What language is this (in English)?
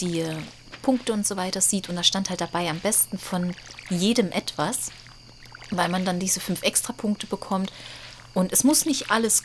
German